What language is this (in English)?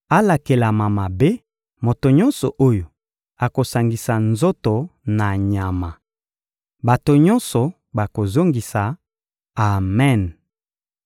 Lingala